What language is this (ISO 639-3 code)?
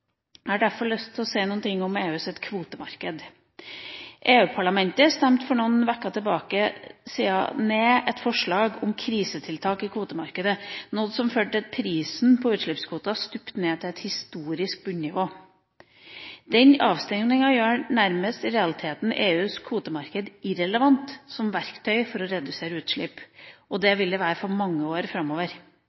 nob